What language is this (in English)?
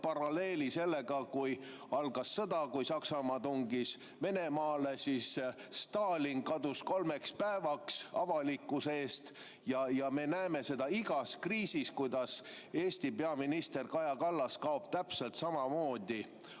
Estonian